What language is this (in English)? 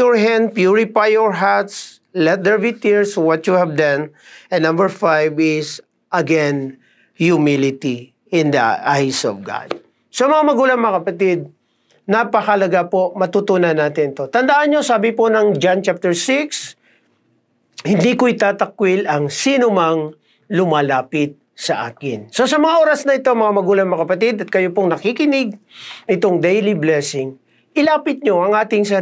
Filipino